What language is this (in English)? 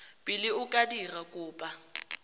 Tswana